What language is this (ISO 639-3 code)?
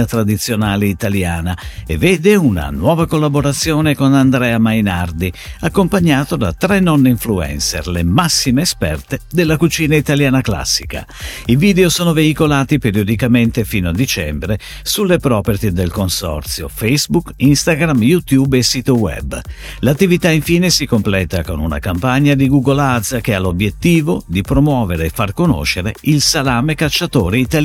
ita